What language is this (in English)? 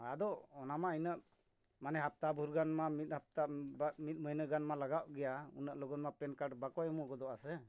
Santali